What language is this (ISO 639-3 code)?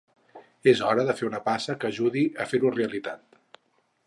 cat